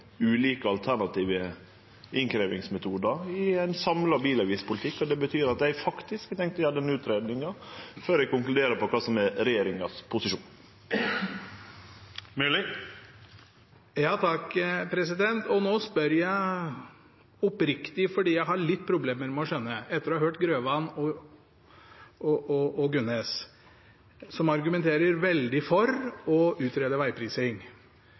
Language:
Norwegian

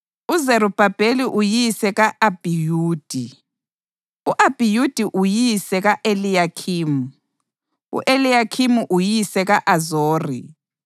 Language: North Ndebele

